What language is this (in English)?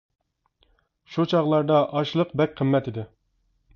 Uyghur